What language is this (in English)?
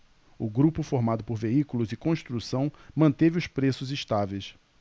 Portuguese